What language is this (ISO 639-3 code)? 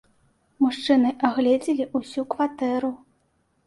bel